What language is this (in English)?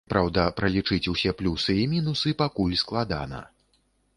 Belarusian